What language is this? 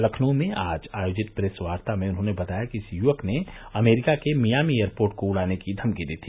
Hindi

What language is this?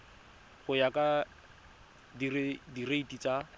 Tswana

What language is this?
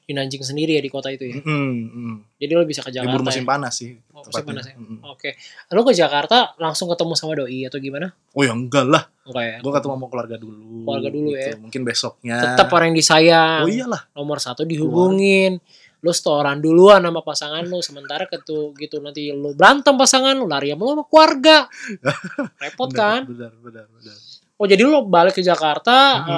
Indonesian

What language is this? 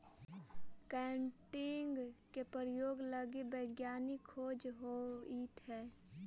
Magahi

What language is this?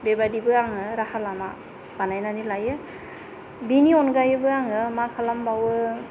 Bodo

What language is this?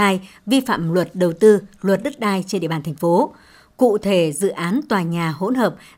Vietnamese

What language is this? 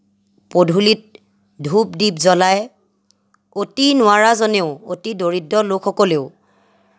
Assamese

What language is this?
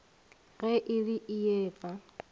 Northern Sotho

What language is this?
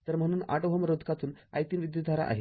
Marathi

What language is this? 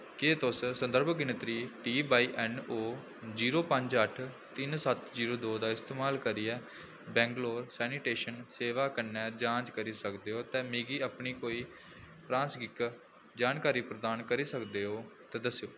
Dogri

